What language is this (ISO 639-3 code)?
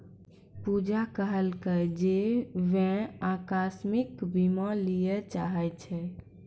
mai